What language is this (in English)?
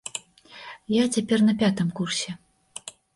Belarusian